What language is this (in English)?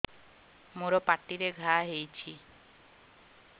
Odia